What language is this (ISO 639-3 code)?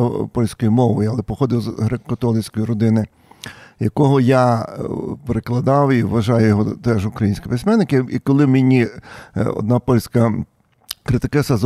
ukr